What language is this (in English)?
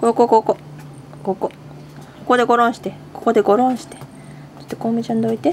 Japanese